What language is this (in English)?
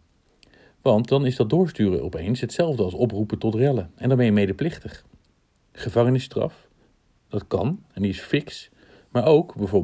Dutch